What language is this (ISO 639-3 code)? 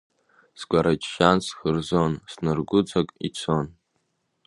abk